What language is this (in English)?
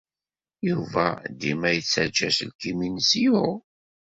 Kabyle